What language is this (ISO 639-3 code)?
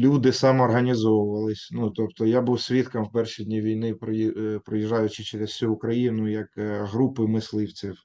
ukr